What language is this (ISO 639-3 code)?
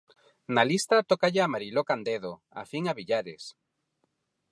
glg